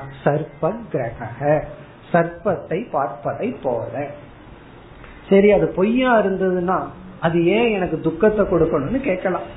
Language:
Tamil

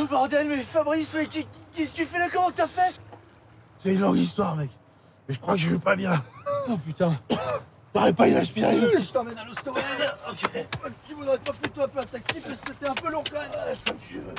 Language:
French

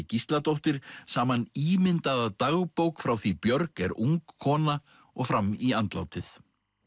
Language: Icelandic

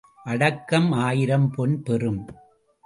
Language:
Tamil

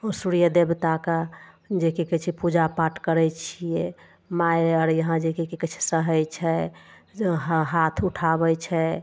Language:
Maithili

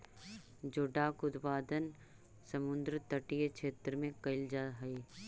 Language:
Magahi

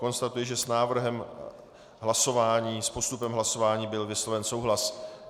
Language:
Czech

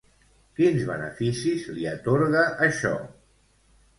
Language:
Catalan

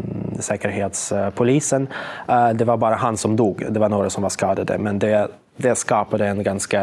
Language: Swedish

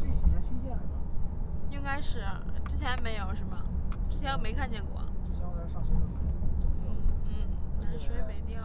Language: Chinese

